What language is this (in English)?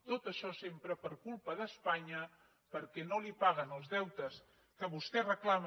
Catalan